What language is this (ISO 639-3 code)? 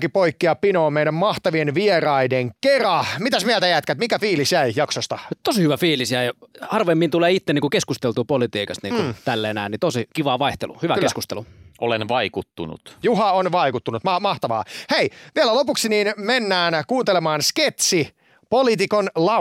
fin